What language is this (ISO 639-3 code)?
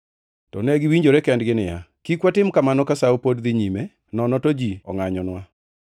luo